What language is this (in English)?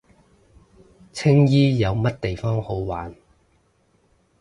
Cantonese